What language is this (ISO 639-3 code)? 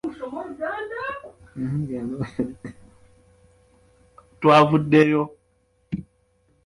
lug